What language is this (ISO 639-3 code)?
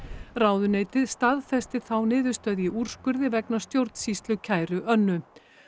isl